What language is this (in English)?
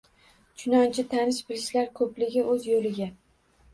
Uzbek